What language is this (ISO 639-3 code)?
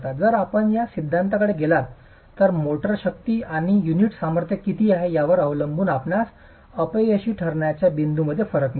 mar